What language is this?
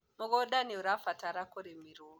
Kikuyu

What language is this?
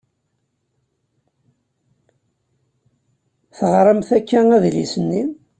Kabyle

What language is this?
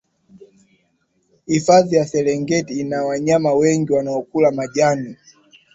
Swahili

